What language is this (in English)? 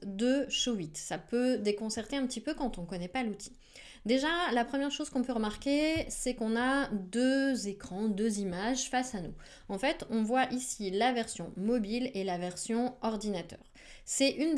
French